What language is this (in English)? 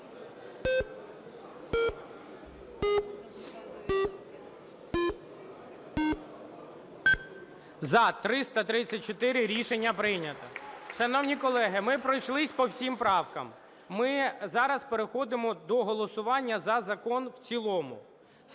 Ukrainian